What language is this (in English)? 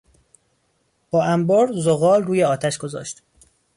Persian